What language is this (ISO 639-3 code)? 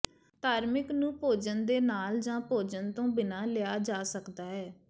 pan